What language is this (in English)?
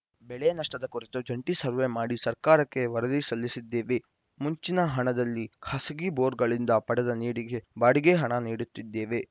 Kannada